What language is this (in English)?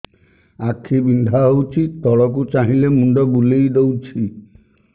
Odia